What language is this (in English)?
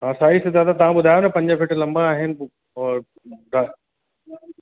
Sindhi